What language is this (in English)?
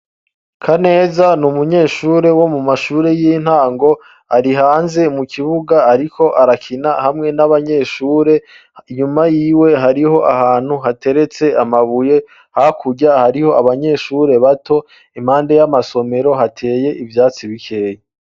Rundi